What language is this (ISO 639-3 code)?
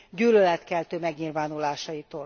hun